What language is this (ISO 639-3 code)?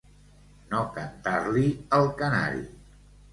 cat